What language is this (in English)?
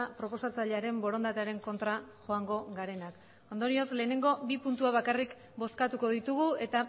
Basque